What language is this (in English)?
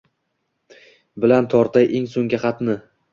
Uzbek